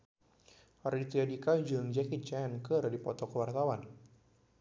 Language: Sundanese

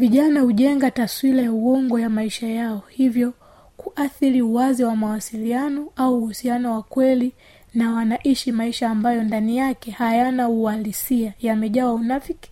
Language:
Swahili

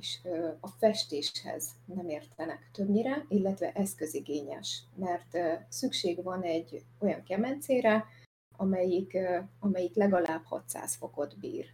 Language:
Hungarian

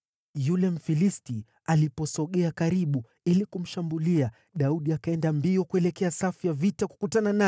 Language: Swahili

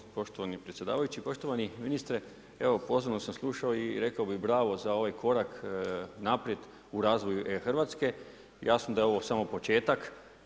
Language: Croatian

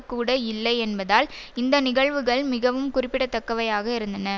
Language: Tamil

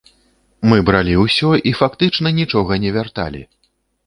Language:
Belarusian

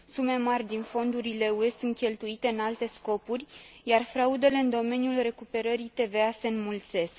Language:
Romanian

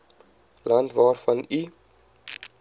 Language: Afrikaans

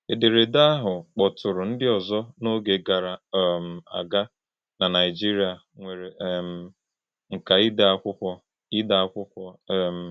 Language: Igbo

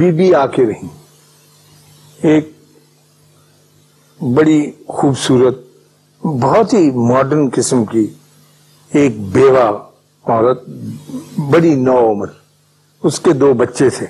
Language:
Urdu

